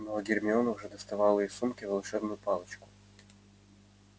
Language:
Russian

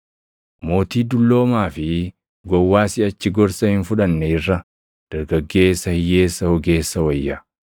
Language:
Oromo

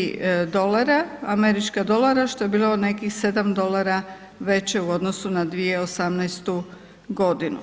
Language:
Croatian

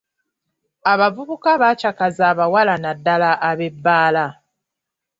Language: Ganda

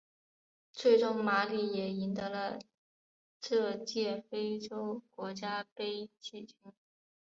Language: Chinese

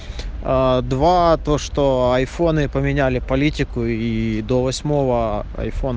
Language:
Russian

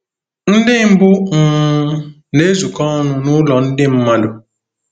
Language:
Igbo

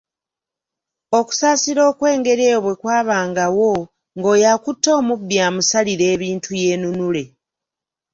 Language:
Ganda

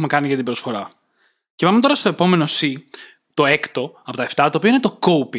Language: Greek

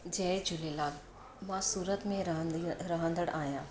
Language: Sindhi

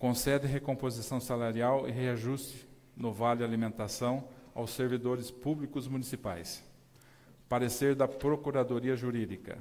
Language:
Portuguese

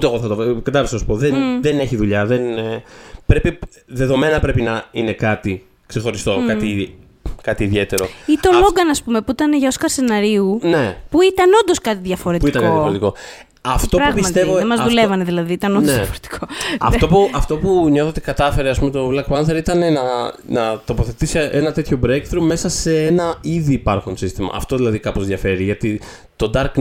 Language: Greek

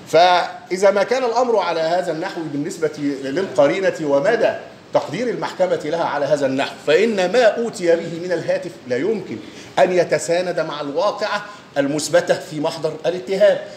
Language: Arabic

